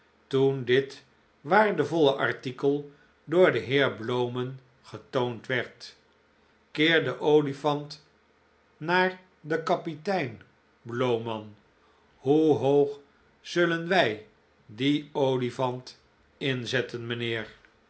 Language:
Dutch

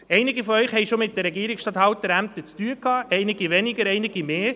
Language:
Swiss German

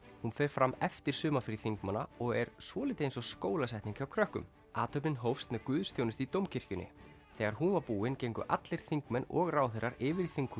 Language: Icelandic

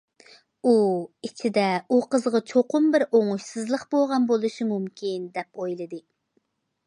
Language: Uyghur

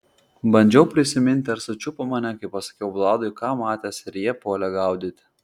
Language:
Lithuanian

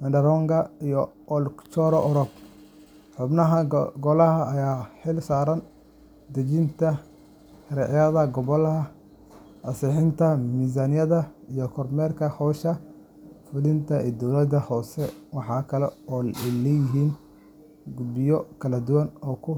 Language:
Somali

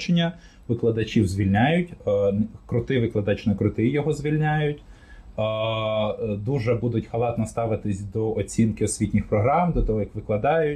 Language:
Ukrainian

